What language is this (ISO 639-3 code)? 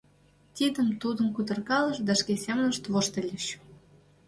chm